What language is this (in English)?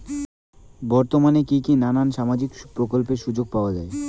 Bangla